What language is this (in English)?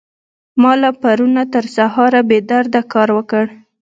Pashto